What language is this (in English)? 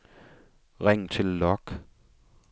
Danish